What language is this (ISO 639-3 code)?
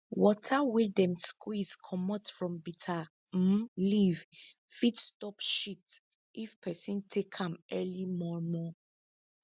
pcm